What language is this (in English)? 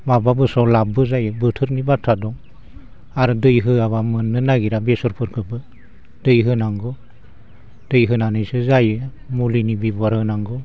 Bodo